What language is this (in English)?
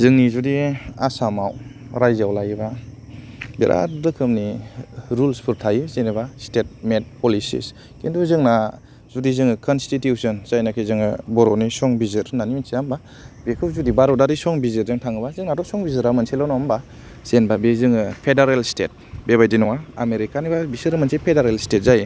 Bodo